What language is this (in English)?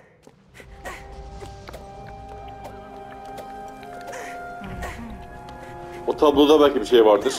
Turkish